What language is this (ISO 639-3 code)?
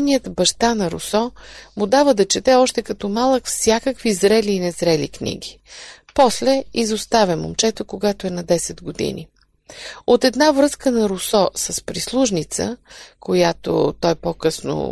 bul